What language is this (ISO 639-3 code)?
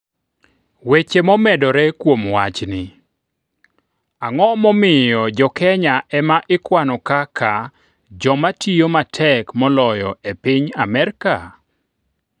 luo